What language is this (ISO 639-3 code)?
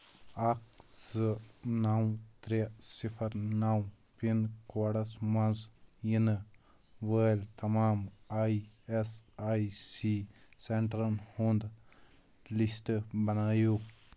kas